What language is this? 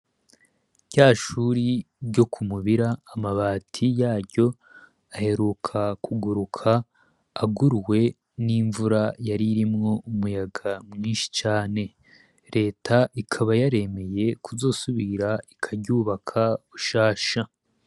Rundi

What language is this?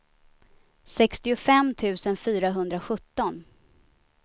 Swedish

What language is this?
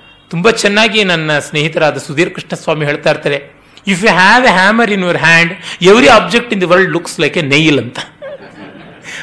Kannada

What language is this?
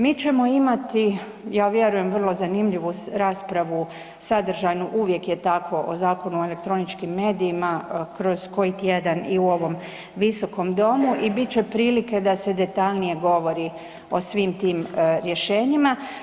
Croatian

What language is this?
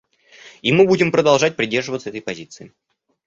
Russian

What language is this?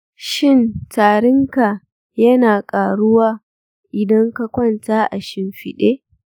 Hausa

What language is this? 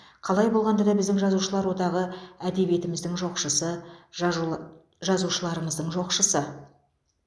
Kazakh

